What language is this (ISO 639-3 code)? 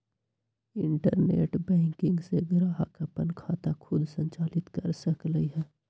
mag